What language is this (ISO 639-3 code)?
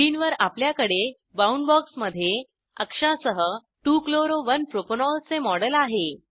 mar